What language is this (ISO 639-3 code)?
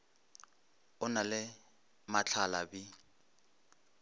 nso